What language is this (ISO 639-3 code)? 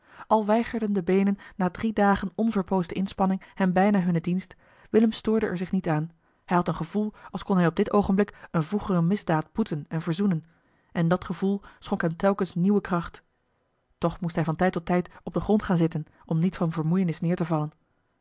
nld